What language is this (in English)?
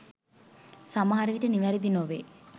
Sinhala